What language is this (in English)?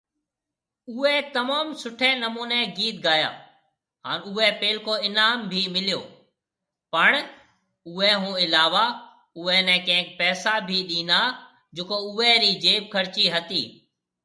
Marwari (Pakistan)